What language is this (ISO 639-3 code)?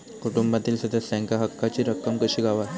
mar